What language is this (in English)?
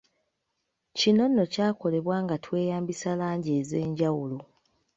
Ganda